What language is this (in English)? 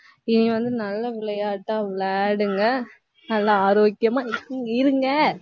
Tamil